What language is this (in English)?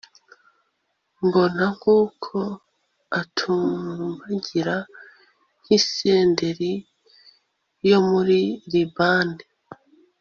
Kinyarwanda